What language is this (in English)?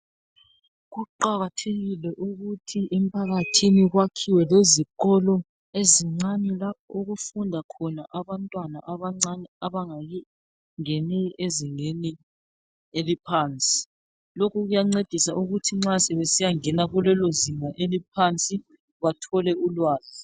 North Ndebele